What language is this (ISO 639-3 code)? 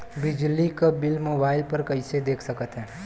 bho